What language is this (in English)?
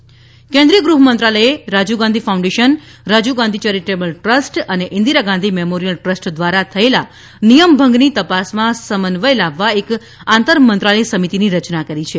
Gujarati